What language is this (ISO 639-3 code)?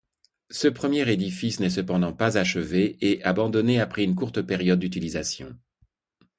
fra